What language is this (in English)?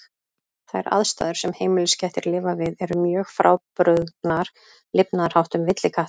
Icelandic